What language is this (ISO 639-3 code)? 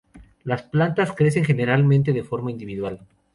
spa